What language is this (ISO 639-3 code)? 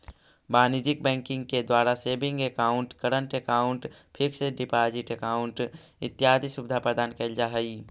mag